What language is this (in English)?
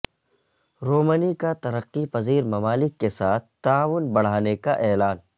Urdu